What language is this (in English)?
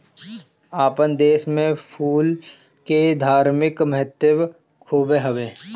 Bhojpuri